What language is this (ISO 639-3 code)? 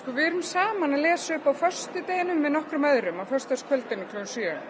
isl